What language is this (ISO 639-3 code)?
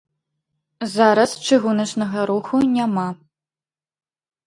bel